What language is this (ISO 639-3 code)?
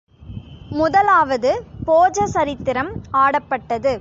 tam